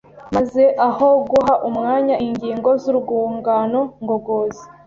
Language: Kinyarwanda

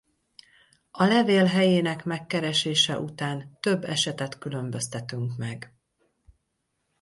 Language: Hungarian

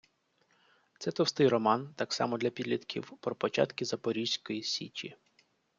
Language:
Ukrainian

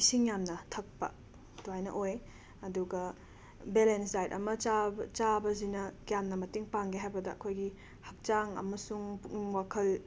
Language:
Manipuri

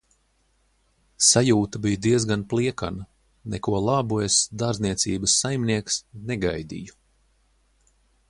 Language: Latvian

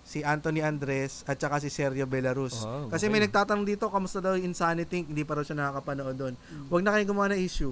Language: Filipino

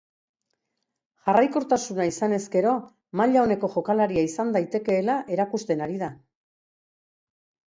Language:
Basque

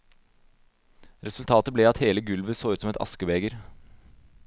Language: Norwegian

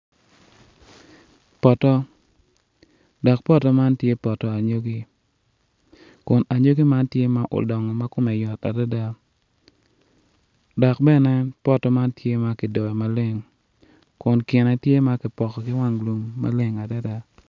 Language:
Acoli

